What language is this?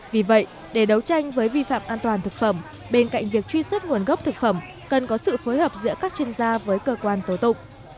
Vietnamese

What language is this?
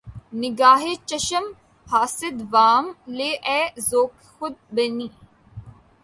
Urdu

